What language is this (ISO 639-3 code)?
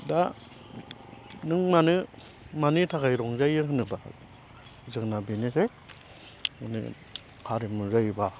brx